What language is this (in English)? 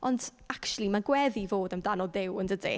Welsh